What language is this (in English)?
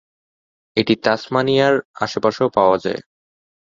Bangla